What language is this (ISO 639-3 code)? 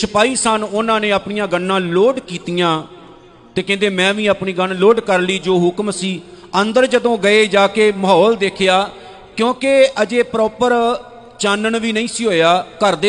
pan